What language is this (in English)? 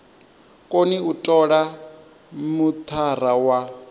Venda